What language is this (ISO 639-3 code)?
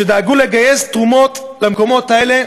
heb